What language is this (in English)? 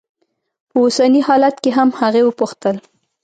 Pashto